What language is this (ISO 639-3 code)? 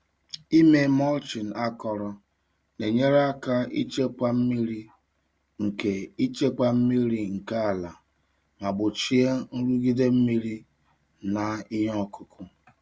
ibo